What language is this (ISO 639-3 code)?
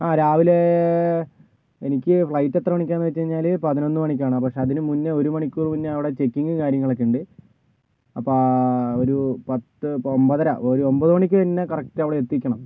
mal